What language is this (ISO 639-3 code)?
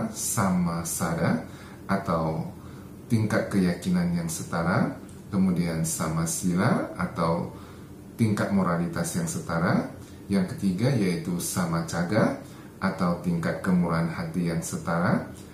ind